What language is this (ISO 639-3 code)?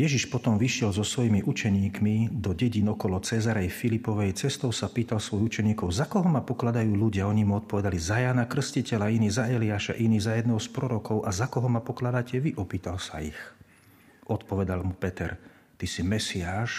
slk